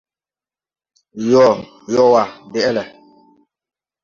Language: Tupuri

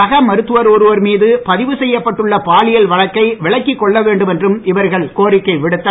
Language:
Tamil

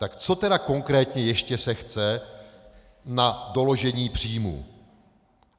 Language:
Czech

